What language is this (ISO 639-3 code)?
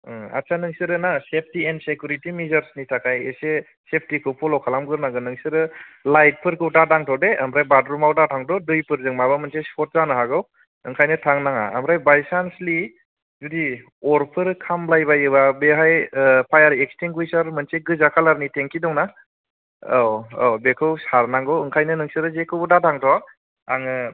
brx